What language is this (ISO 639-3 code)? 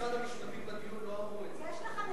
heb